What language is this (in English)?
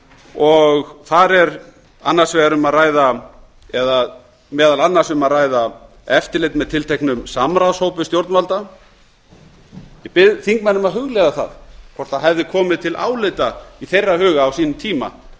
Icelandic